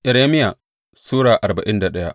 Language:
Hausa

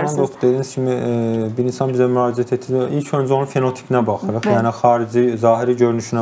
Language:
Turkish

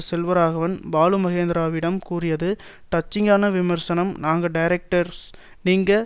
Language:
Tamil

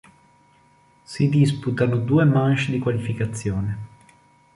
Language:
Italian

